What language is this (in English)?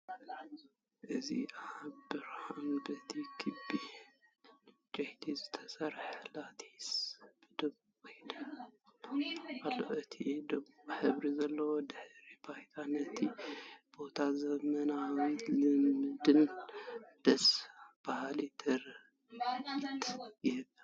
Tigrinya